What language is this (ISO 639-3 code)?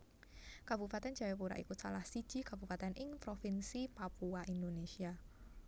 jav